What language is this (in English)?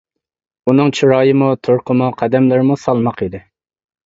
Uyghur